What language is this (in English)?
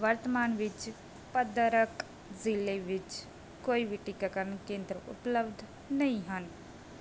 Punjabi